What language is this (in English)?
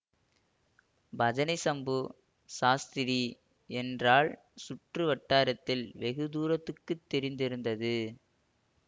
Tamil